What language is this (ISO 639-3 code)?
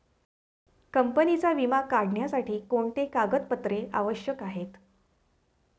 mar